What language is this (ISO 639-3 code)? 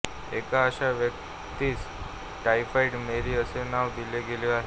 mar